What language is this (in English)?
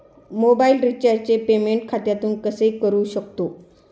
Marathi